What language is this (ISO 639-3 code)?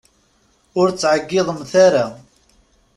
kab